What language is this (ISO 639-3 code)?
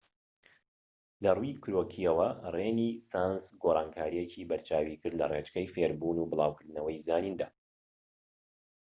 ckb